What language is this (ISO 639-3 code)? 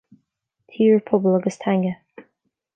gle